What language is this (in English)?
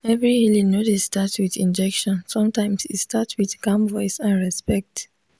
Nigerian Pidgin